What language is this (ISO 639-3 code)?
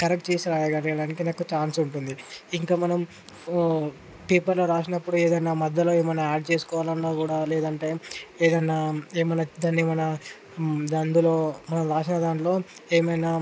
tel